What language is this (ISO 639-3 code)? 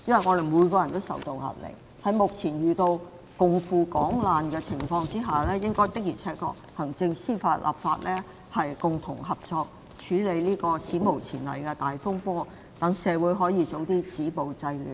yue